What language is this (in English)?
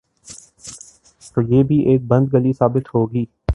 Urdu